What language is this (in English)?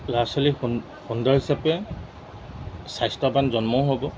Assamese